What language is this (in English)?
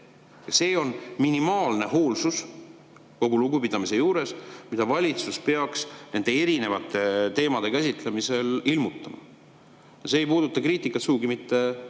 Estonian